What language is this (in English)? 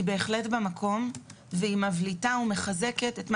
Hebrew